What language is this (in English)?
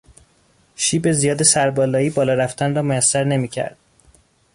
Persian